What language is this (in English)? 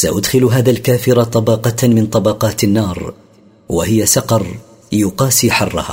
Arabic